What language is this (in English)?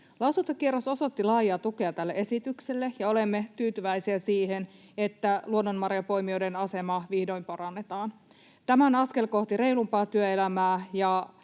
Finnish